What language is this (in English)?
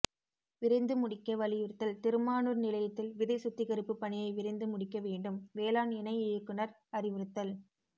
Tamil